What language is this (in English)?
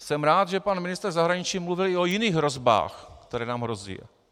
Czech